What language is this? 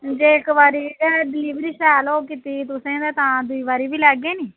Dogri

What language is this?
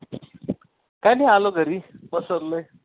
Marathi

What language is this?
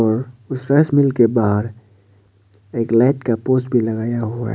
Hindi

